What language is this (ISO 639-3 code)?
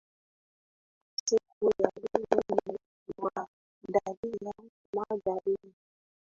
swa